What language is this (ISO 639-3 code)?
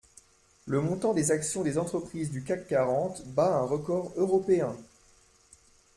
fra